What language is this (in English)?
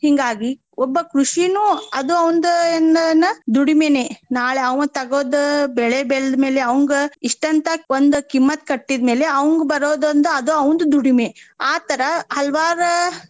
Kannada